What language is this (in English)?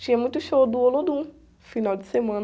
Portuguese